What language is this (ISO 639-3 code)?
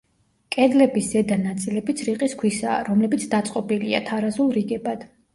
kat